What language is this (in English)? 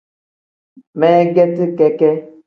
Tem